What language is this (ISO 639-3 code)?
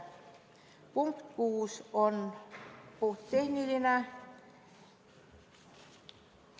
est